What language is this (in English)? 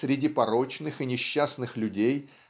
Russian